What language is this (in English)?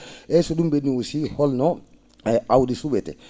Fula